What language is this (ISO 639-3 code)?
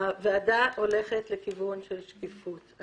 heb